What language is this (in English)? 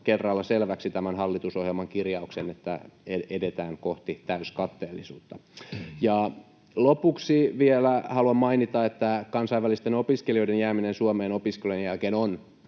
Finnish